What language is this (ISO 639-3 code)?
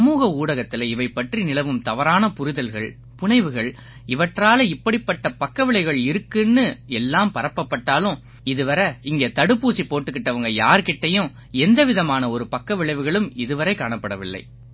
tam